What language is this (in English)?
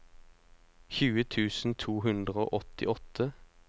Norwegian